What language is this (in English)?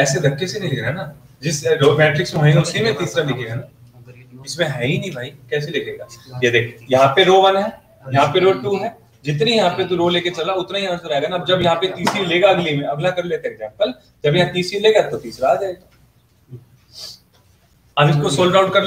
Hindi